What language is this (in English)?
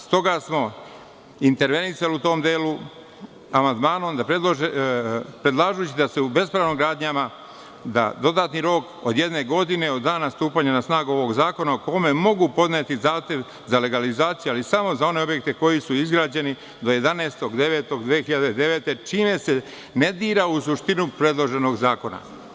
Serbian